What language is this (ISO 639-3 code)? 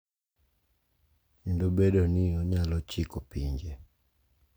luo